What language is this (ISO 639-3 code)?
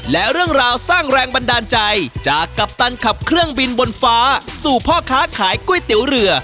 tha